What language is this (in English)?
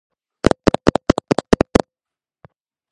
Georgian